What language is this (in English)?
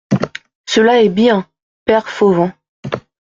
French